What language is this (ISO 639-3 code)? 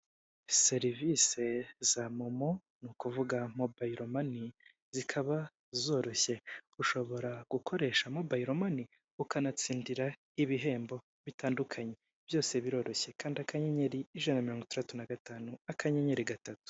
kin